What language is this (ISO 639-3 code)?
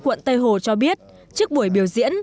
vie